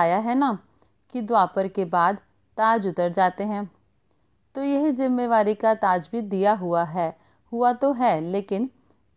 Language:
Hindi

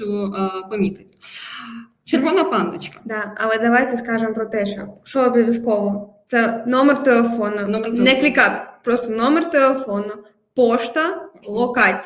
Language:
Ukrainian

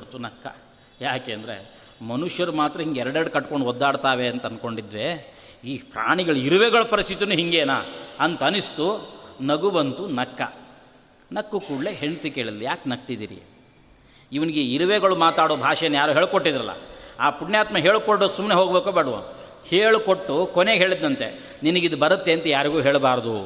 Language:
Kannada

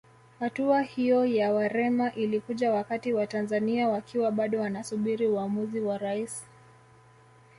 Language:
Swahili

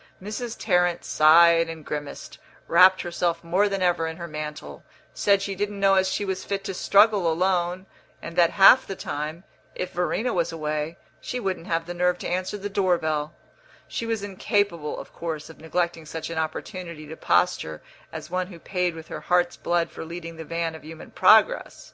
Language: English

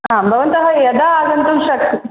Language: Sanskrit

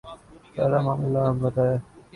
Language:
Urdu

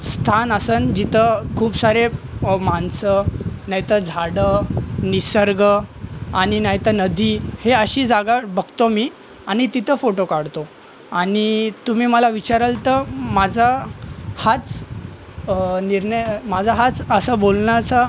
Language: Marathi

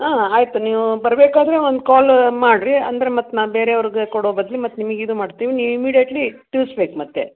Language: Kannada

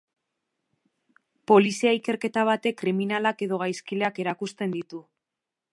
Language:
Basque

